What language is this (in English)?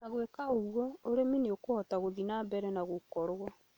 Kikuyu